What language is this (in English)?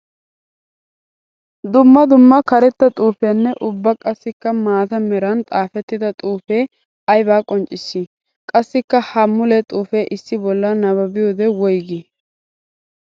Wolaytta